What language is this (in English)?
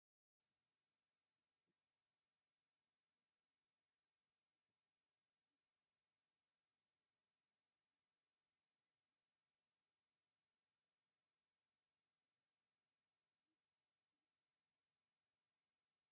Tigrinya